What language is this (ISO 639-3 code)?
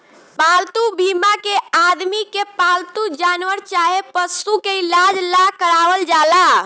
bho